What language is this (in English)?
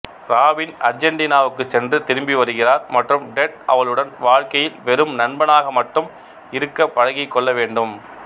Tamil